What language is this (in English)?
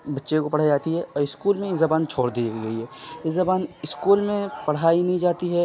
Urdu